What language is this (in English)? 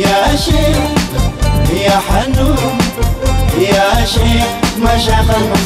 Arabic